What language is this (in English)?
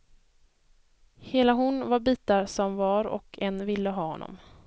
Swedish